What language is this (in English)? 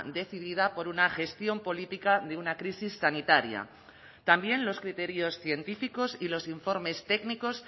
Spanish